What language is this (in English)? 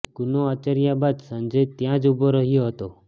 Gujarati